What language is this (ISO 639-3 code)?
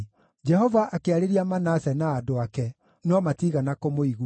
kik